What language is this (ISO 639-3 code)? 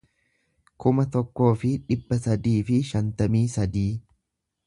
orm